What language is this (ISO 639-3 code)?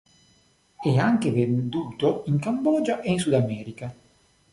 ita